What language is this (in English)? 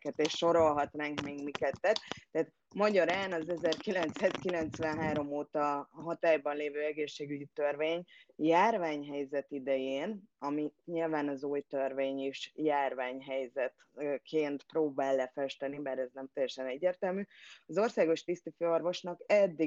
Hungarian